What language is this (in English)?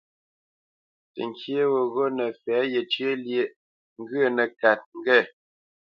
Bamenyam